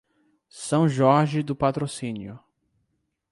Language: Portuguese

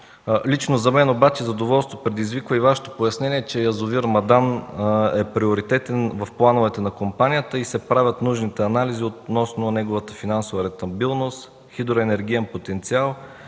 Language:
Bulgarian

